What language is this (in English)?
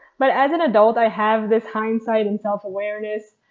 English